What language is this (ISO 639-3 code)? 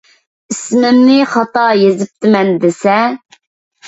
uig